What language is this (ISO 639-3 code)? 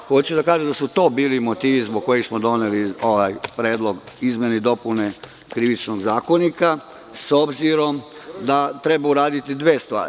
srp